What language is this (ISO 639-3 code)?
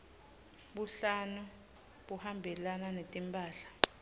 ssw